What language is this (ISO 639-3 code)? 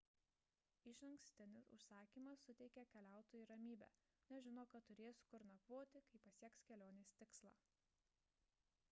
lit